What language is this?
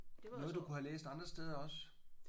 Danish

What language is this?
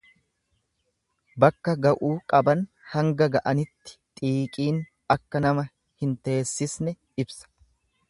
Oromo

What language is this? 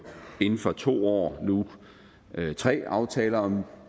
Danish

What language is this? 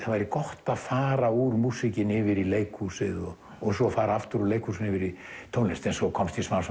Icelandic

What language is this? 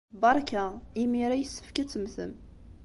Kabyle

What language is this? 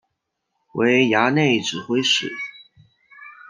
Chinese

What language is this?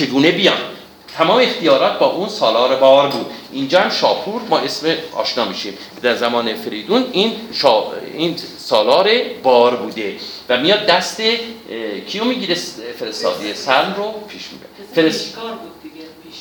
Persian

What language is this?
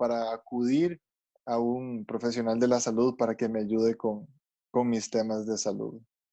Spanish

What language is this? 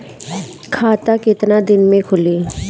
Bhojpuri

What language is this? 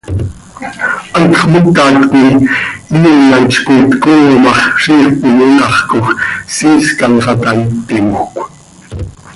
Seri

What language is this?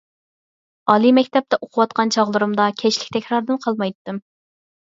Uyghur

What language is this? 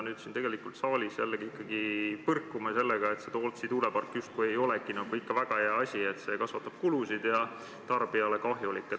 Estonian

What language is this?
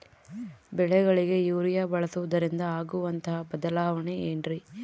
Kannada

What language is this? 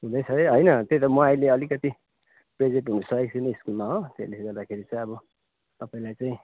Nepali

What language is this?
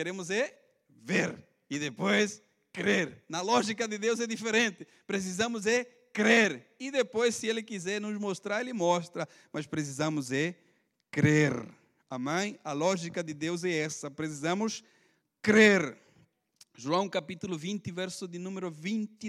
Portuguese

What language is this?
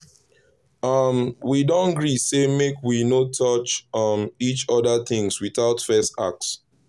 Nigerian Pidgin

